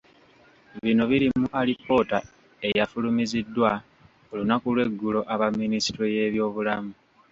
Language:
Ganda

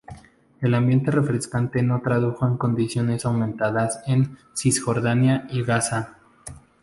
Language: Spanish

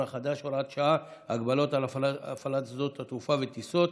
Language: Hebrew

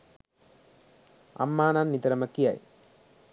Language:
Sinhala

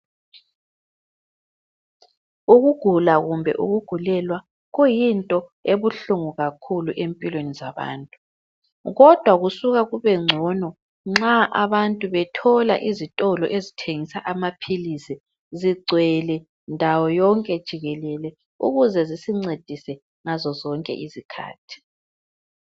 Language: North Ndebele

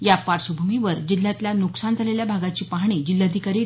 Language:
Marathi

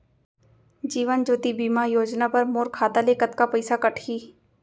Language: Chhattisgarhi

